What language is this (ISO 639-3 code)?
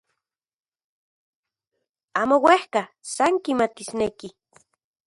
ncx